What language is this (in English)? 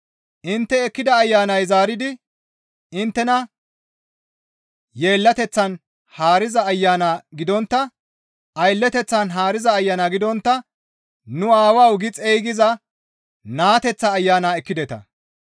Gamo